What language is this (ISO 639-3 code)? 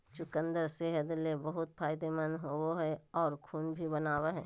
mag